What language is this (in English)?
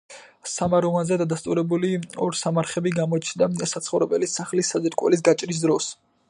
Georgian